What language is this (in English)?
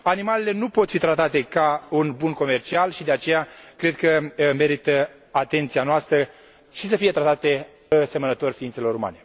Romanian